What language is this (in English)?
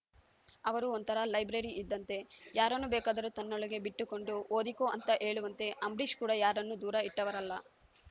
Kannada